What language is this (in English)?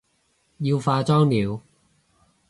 Cantonese